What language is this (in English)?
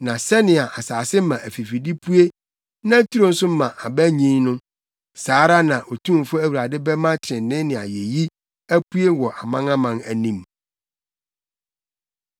Akan